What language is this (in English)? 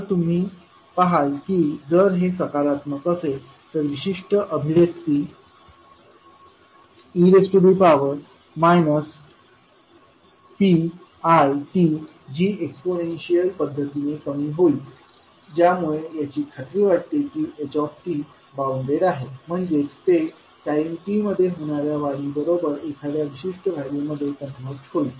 Marathi